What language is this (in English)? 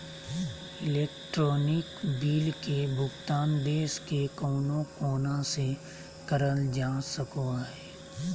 Magahi